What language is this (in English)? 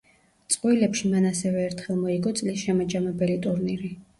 Georgian